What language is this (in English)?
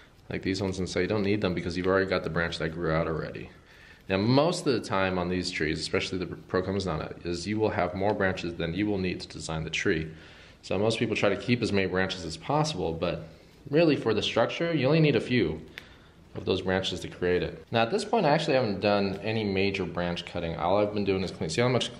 English